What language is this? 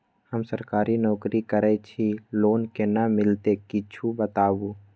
Maithili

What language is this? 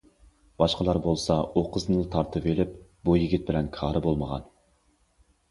Uyghur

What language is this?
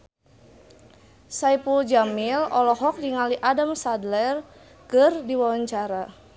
Sundanese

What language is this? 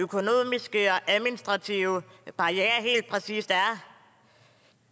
Danish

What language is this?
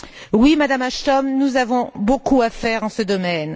French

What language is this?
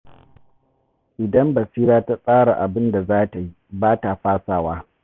Hausa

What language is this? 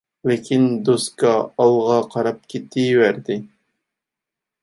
Uyghur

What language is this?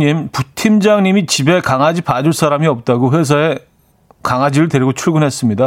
Korean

